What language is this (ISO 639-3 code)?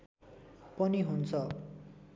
nep